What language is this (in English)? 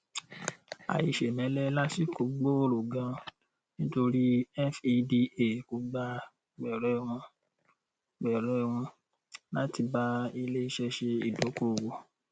Yoruba